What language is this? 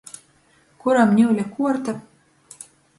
Latgalian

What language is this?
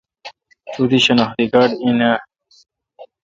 Kalkoti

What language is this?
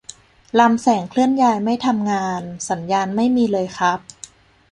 Thai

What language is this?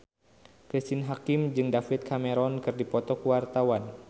Sundanese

